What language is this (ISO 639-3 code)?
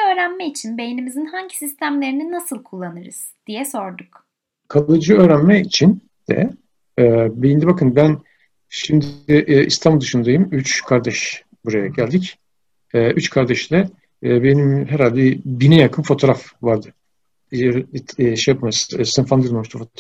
tur